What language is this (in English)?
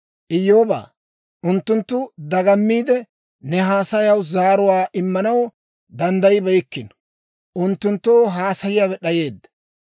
Dawro